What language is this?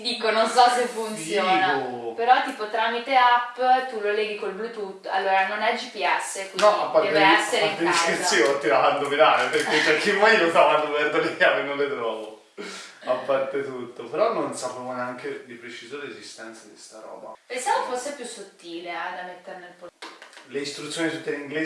Italian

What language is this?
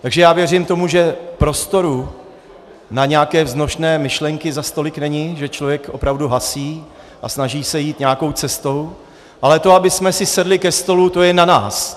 Czech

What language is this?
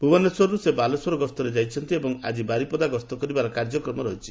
Odia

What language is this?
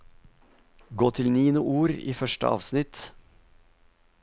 Norwegian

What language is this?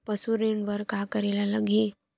Chhattisgarhi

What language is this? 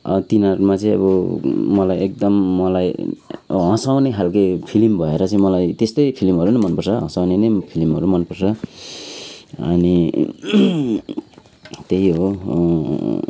Nepali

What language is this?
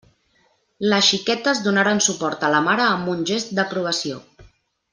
Catalan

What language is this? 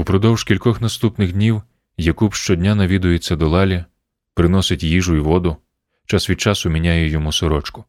Ukrainian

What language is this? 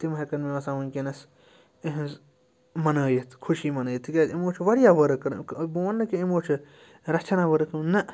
Kashmiri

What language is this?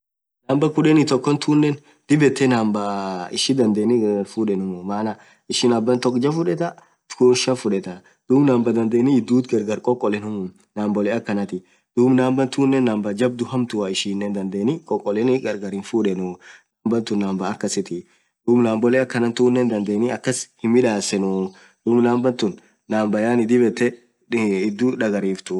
Orma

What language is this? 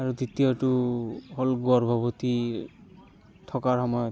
Assamese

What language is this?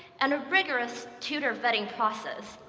English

